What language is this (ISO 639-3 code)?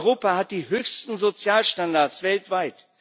deu